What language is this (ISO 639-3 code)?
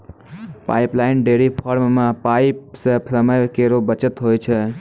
mai